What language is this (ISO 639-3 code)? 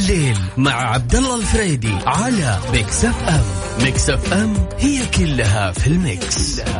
ara